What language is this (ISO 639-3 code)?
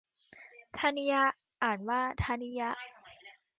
tha